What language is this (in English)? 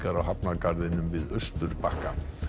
Icelandic